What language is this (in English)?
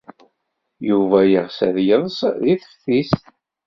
Kabyle